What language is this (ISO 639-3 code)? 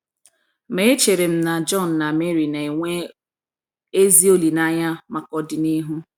ibo